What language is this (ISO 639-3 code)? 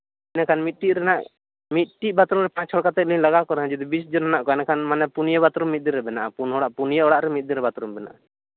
sat